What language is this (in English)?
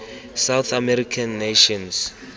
Tswana